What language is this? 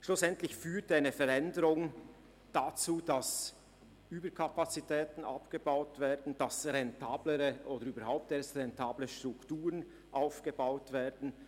Swiss German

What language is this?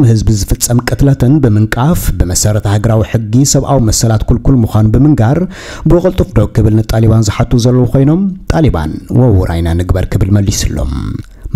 Arabic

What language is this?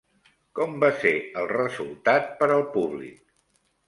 Catalan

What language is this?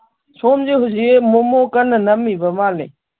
Manipuri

